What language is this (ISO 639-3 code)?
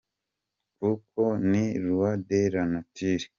kin